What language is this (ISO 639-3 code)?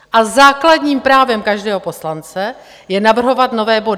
ces